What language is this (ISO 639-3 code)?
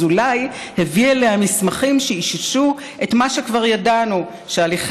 heb